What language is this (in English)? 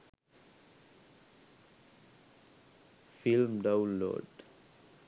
Sinhala